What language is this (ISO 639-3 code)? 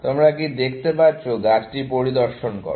ben